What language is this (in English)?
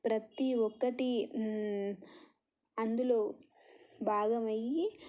Telugu